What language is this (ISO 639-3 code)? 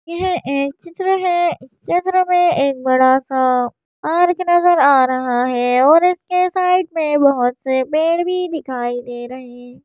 hin